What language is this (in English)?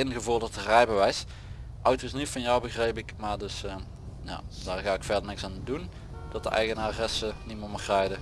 Dutch